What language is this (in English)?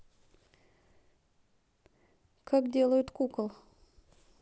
Russian